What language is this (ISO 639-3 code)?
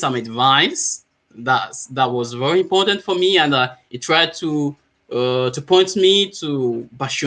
eng